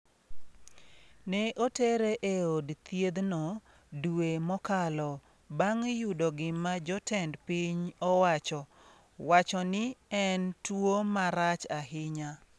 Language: Luo (Kenya and Tanzania)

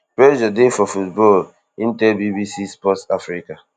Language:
Nigerian Pidgin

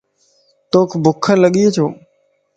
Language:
Lasi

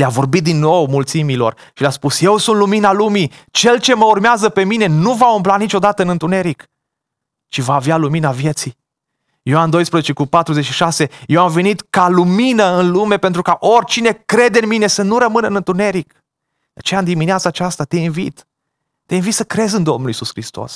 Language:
Romanian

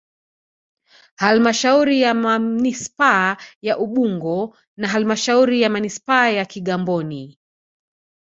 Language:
Swahili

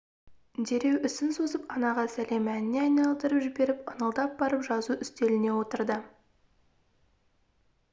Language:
Kazakh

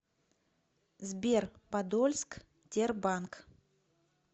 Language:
Russian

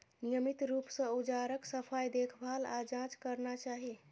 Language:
Maithili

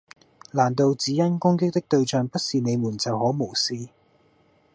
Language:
Cantonese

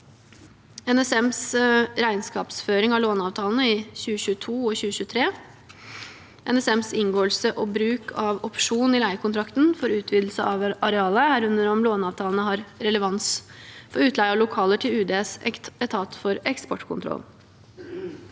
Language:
Norwegian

